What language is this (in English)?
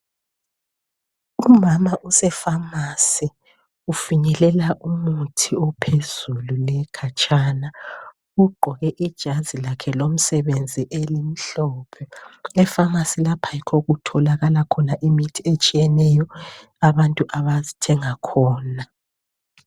North Ndebele